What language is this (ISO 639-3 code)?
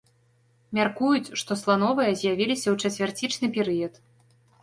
bel